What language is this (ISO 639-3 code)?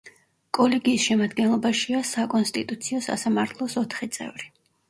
kat